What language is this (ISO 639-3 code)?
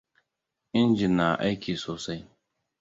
hau